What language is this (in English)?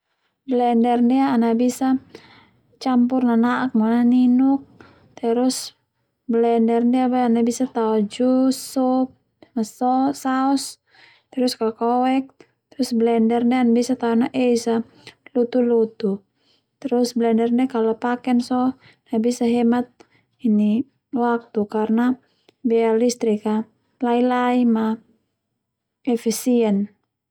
Termanu